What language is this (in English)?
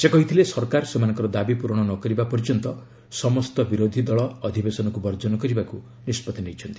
Odia